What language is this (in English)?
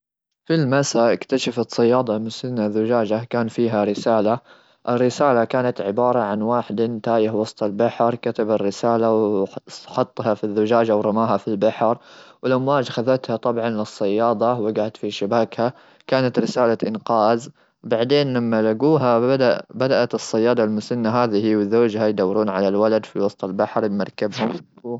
Gulf Arabic